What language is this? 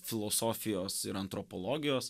Lithuanian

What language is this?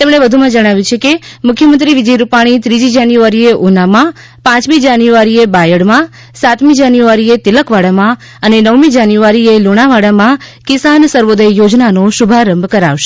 Gujarati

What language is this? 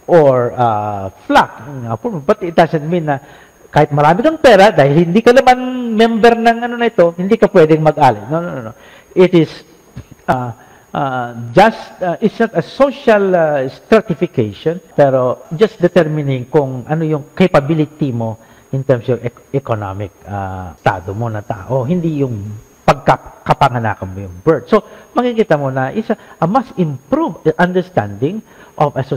Filipino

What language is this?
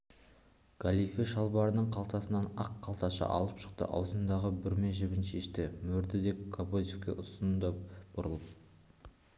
Kazakh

